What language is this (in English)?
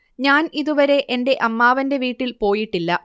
Malayalam